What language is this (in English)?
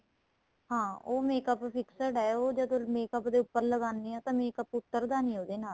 Punjabi